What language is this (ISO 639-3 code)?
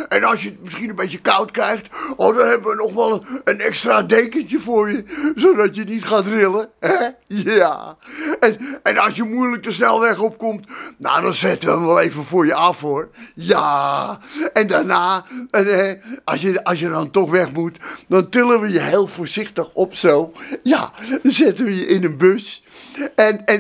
nld